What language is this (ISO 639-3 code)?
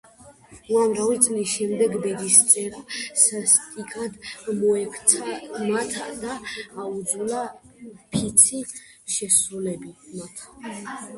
kat